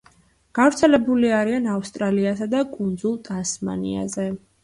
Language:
Georgian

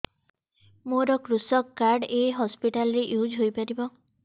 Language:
Odia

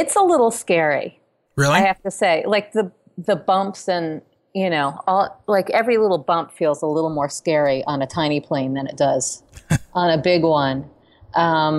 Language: English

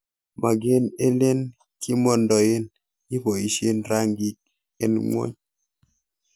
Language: Kalenjin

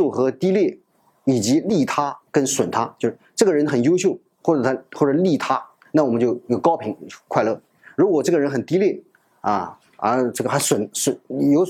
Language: Chinese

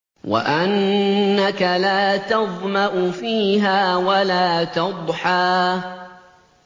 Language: Arabic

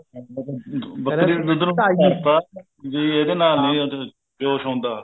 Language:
Punjabi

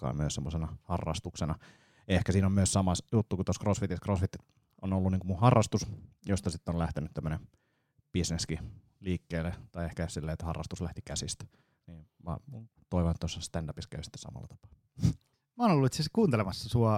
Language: Finnish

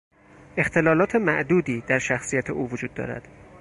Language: Persian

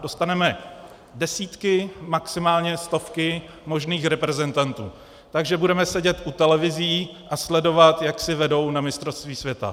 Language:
Czech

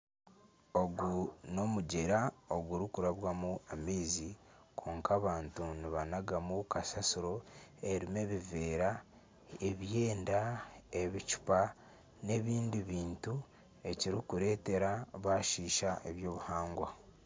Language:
Nyankole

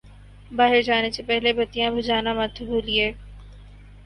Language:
Urdu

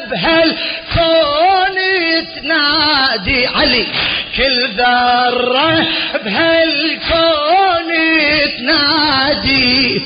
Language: Arabic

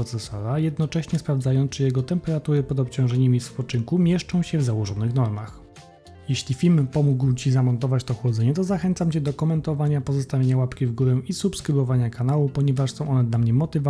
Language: Polish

